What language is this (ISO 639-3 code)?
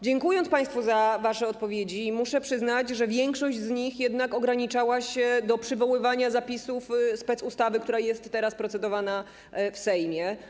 pol